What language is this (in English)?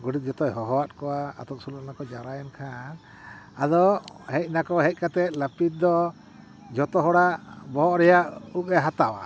Santali